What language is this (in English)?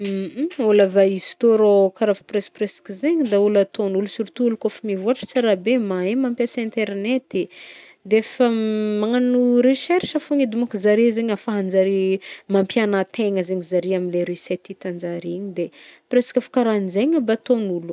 Northern Betsimisaraka Malagasy